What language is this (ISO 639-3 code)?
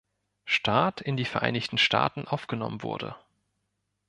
deu